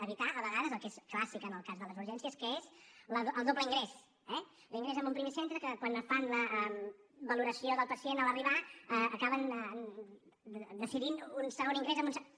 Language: Catalan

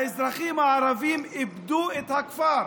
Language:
Hebrew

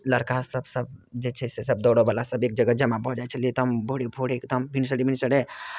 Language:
Maithili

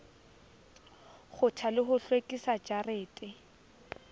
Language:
Southern Sotho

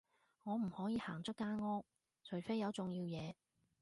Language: Cantonese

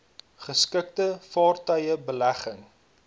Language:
Afrikaans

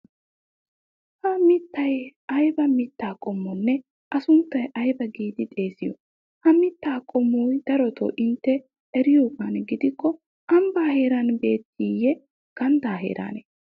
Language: Wolaytta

